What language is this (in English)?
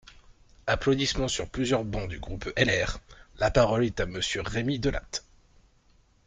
French